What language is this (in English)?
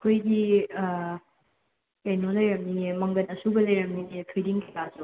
Manipuri